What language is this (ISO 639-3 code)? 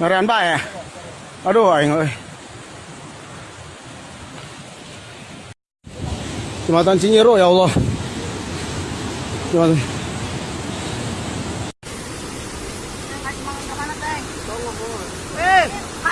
sun